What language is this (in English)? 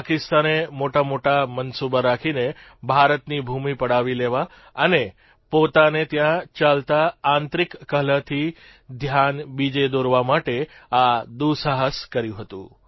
Gujarati